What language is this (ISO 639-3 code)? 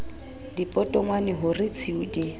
sot